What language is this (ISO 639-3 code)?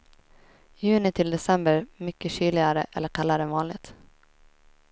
swe